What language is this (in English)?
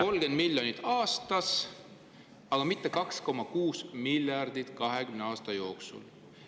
Estonian